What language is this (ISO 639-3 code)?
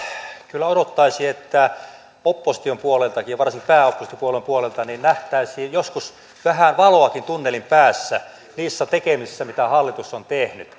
fin